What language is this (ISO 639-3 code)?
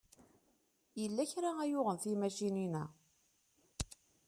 kab